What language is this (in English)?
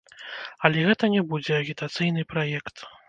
Belarusian